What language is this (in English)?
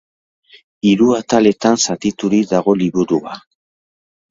Basque